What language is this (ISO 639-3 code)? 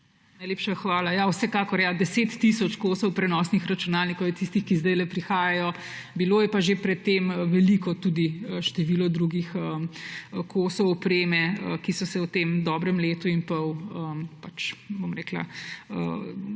slv